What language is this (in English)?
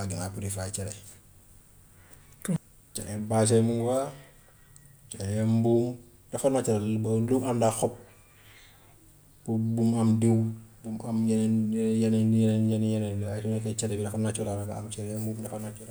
Gambian Wolof